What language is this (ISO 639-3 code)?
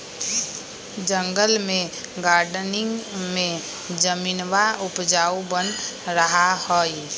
mag